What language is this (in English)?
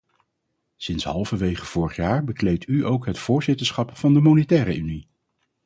Dutch